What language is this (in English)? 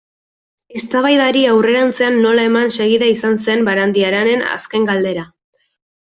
Basque